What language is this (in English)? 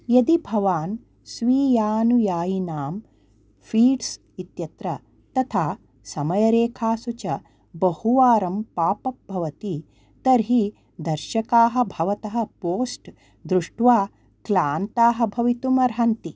Sanskrit